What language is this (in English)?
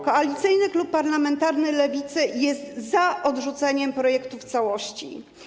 Polish